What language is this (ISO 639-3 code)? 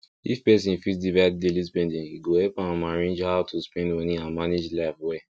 pcm